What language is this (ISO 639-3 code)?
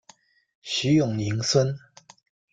zho